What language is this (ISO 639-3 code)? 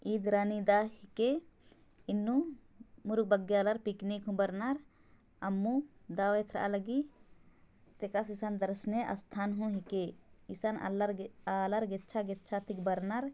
sck